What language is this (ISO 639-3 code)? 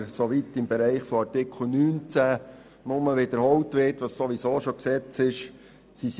gsw